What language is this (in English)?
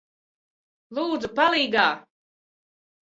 Latvian